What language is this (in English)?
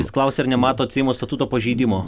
Lithuanian